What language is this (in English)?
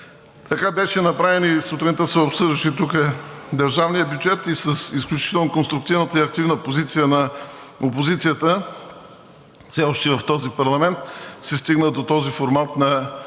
Bulgarian